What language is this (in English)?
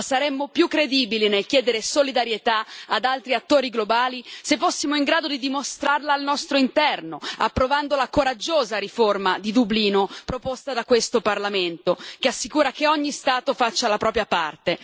Italian